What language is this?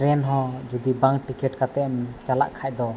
Santali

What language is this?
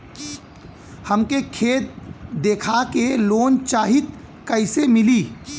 Bhojpuri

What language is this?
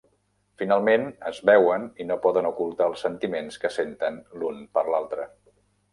Catalan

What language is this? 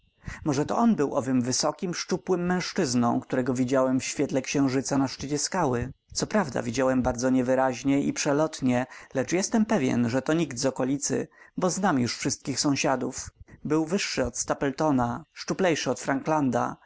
Polish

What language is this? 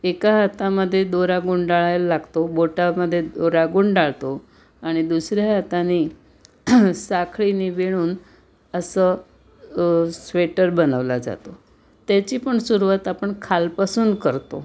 Marathi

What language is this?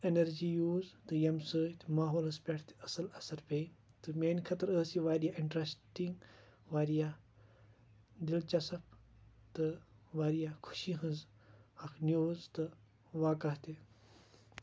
Kashmiri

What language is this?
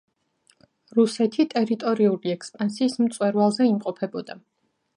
Georgian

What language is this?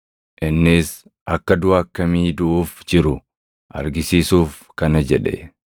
Oromo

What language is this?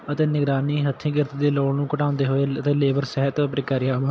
Punjabi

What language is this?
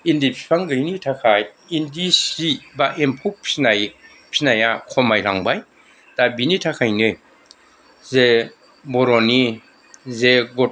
Bodo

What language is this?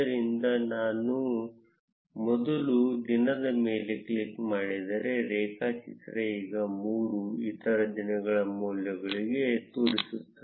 Kannada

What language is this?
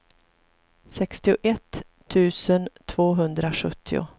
Swedish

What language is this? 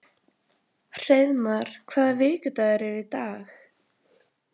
Icelandic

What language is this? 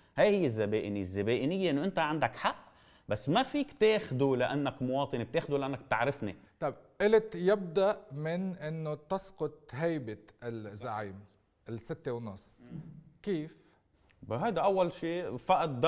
Arabic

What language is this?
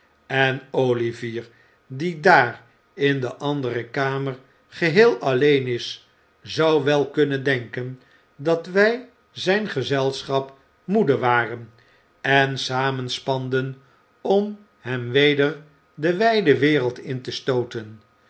Dutch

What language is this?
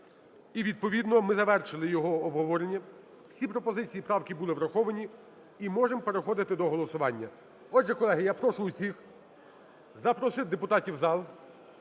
Ukrainian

